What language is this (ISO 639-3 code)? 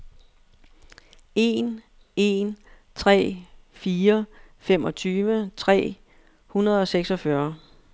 dan